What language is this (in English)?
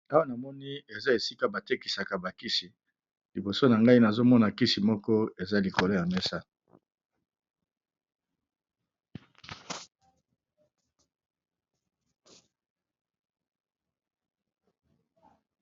Lingala